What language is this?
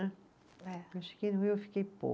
Portuguese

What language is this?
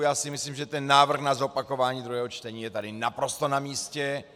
Czech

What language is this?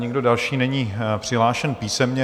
Czech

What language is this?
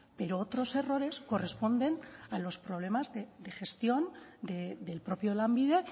Spanish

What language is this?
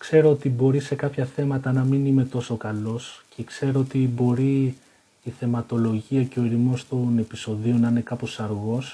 Greek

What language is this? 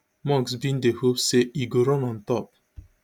Nigerian Pidgin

